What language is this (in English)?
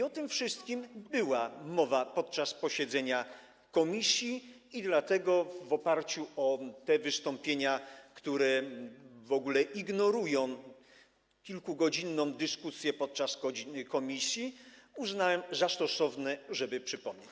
Polish